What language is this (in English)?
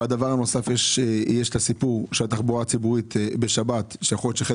Hebrew